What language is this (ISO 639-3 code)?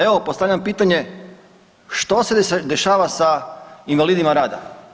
hrv